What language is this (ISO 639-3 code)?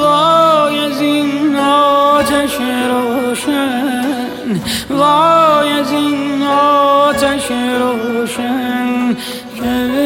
fas